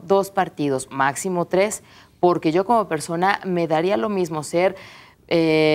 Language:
Spanish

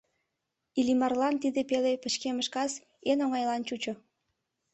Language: Mari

